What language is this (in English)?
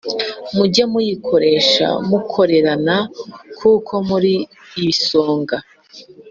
Kinyarwanda